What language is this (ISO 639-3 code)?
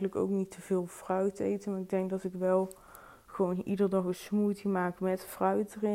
nld